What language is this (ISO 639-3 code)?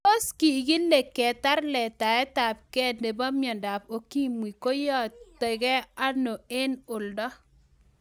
kln